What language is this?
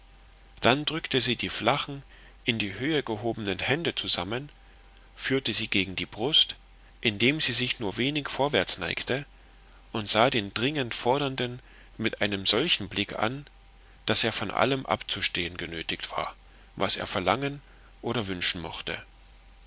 German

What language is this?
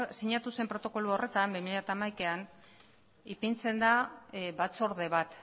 Basque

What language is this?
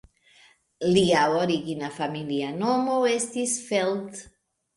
Esperanto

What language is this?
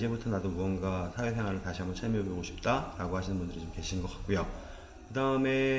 Korean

